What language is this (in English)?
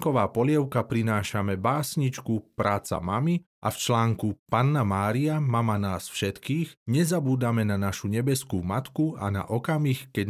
Slovak